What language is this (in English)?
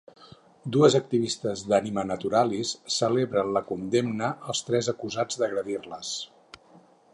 Catalan